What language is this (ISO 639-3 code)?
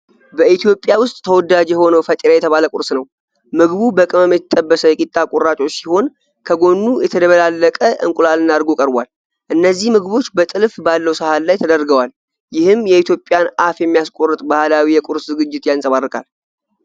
amh